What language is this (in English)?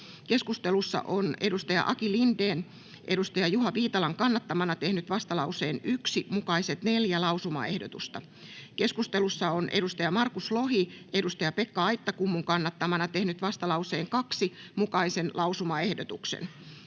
Finnish